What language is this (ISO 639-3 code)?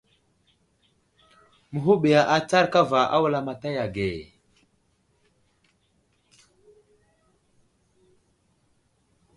udl